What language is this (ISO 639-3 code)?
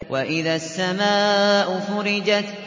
ara